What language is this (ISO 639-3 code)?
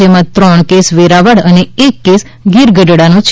guj